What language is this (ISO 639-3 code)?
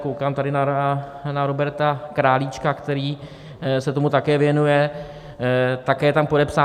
ces